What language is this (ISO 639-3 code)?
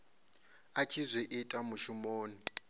ven